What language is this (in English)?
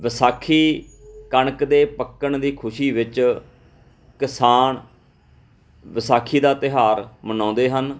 Punjabi